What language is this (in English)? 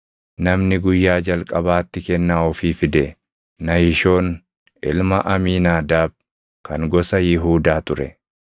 Oromo